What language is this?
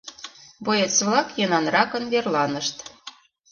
Mari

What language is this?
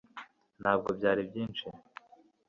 Kinyarwanda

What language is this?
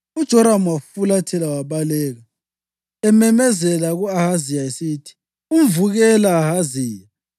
North Ndebele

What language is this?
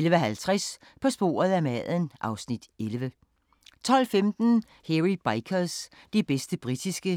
Danish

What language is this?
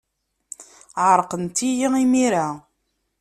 Kabyle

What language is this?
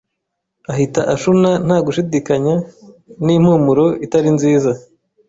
Kinyarwanda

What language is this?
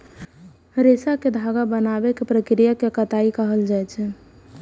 Maithili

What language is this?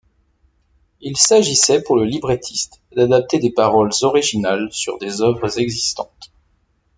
French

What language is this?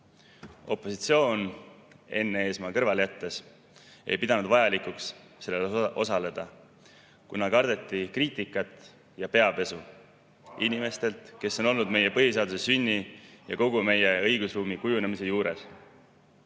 Estonian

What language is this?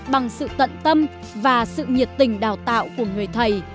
Vietnamese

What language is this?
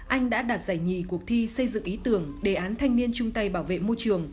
Vietnamese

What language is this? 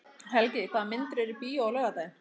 Icelandic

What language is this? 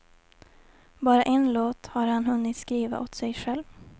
Swedish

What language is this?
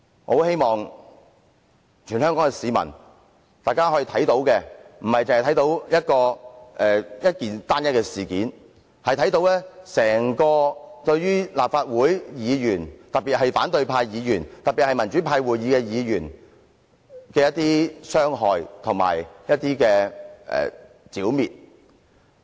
Cantonese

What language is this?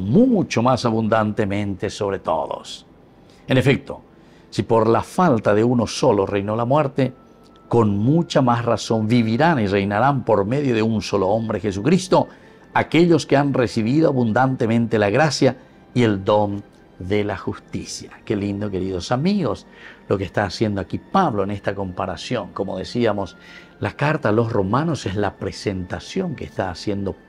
Spanish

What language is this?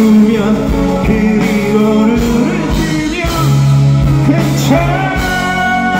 Korean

